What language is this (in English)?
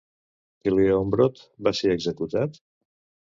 Catalan